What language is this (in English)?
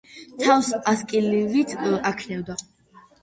Georgian